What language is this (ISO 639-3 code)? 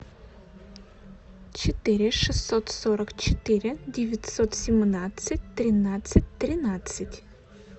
rus